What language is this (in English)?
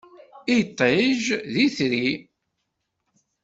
Kabyle